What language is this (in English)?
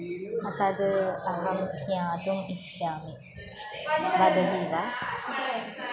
Sanskrit